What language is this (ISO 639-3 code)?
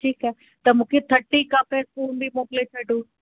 snd